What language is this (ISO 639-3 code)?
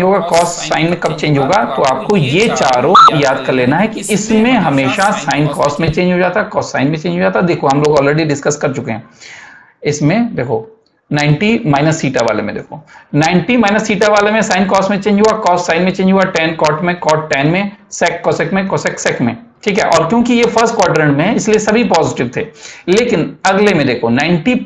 hin